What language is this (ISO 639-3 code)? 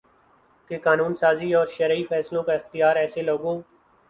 urd